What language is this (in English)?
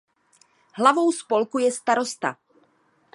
Czech